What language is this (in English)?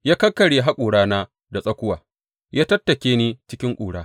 Hausa